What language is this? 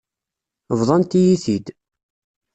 Kabyle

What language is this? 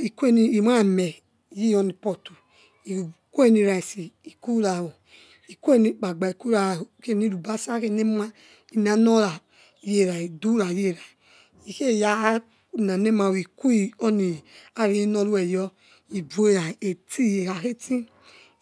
Yekhee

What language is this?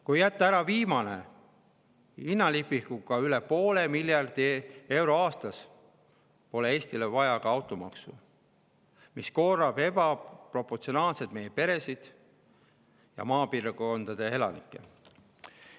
Estonian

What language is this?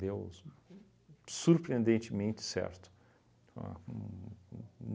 Portuguese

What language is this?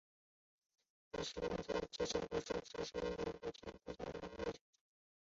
Chinese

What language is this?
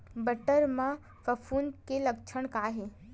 Chhattisgarhi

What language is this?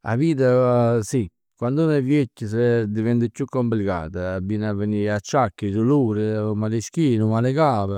Neapolitan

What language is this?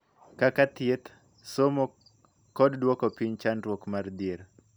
Luo (Kenya and Tanzania)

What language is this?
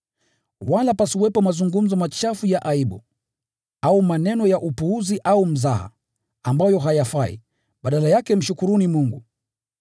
Swahili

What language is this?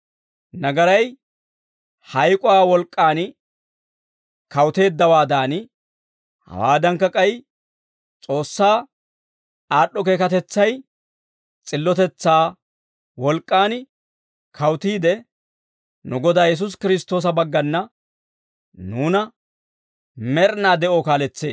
Dawro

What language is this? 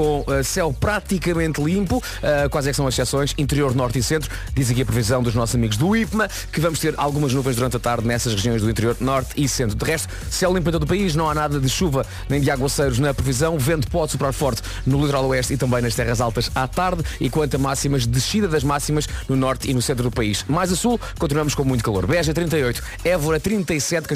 Portuguese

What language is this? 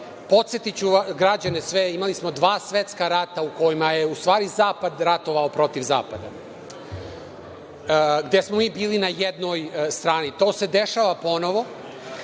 Serbian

